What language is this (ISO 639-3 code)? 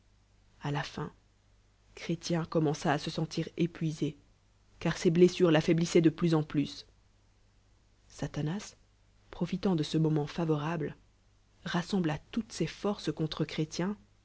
fra